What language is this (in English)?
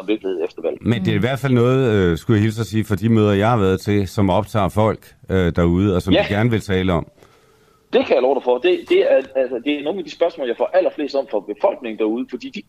Danish